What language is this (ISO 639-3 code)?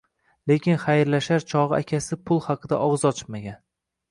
uzb